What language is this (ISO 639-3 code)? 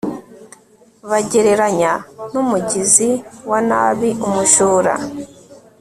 kin